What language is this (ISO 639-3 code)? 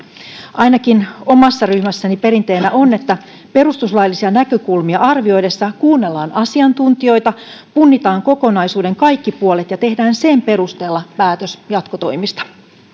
fin